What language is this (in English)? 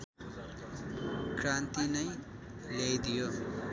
Nepali